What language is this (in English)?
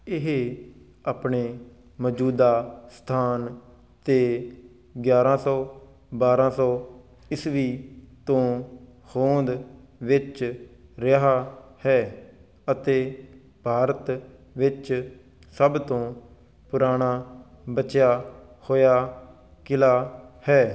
Punjabi